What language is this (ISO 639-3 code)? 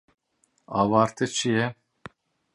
kur